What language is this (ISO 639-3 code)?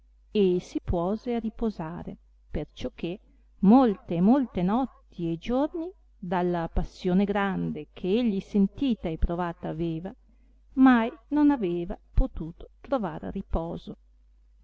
ita